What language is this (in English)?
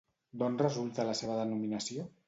Catalan